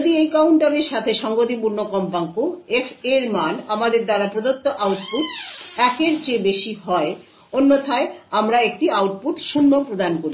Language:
Bangla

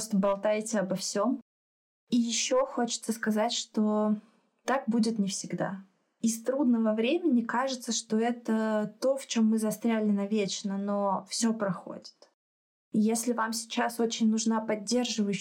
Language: Russian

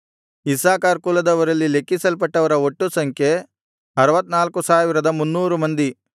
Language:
Kannada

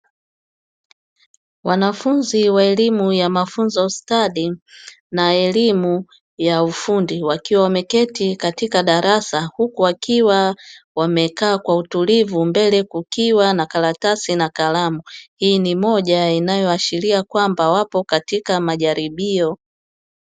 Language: Swahili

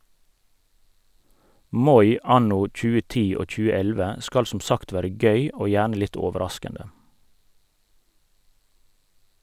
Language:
Norwegian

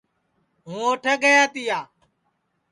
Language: Sansi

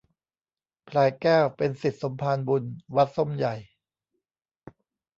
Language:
Thai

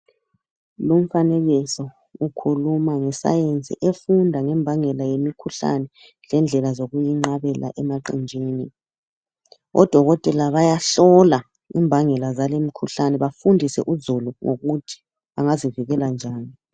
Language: North Ndebele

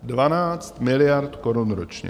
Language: Czech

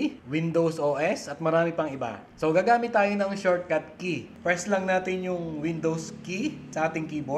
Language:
Filipino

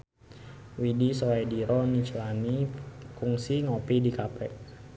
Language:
Sundanese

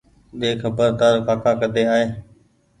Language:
Goaria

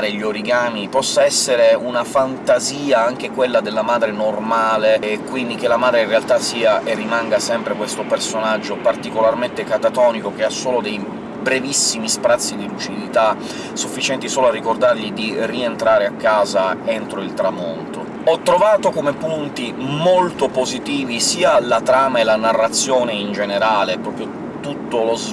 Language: Italian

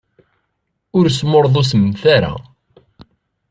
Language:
Kabyle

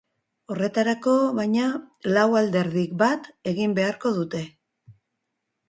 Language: Basque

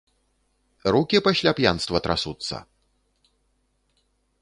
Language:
Belarusian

